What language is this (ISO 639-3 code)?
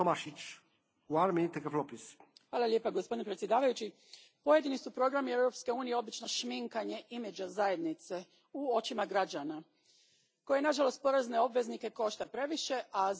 hrv